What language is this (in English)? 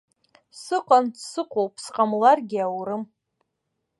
Abkhazian